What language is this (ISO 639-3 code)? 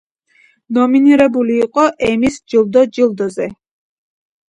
kat